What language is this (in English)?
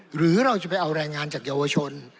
Thai